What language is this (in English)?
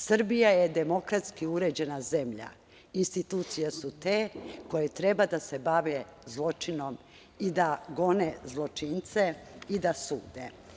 Serbian